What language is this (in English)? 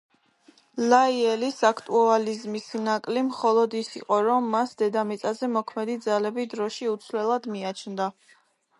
Georgian